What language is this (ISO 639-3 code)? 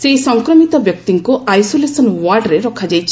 ori